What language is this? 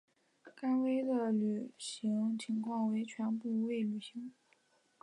Chinese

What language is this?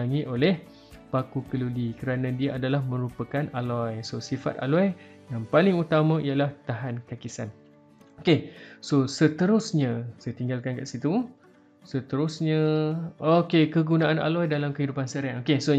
Malay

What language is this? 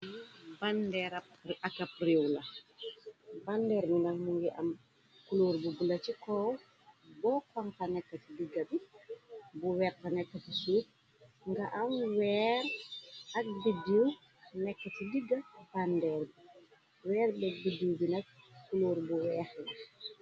Wolof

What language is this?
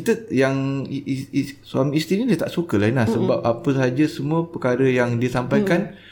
Malay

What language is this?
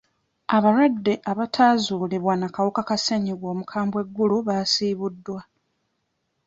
Ganda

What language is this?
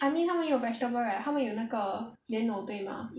English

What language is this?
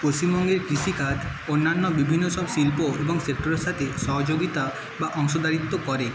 Bangla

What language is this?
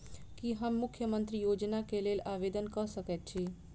Maithili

